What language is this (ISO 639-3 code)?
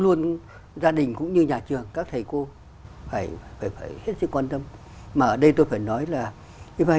vie